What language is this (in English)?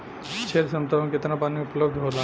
Bhojpuri